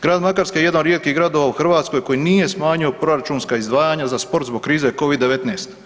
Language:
Croatian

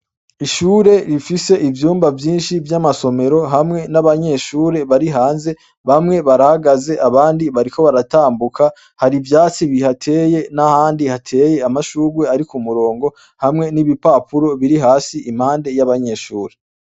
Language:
Rundi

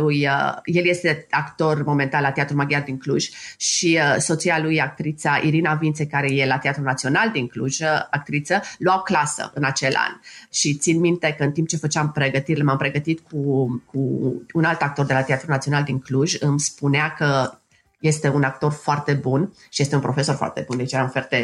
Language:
Romanian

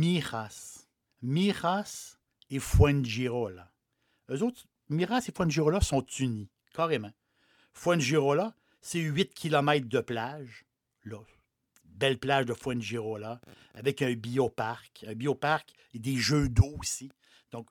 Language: French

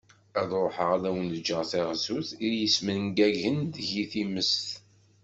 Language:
Kabyle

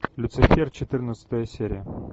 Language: Russian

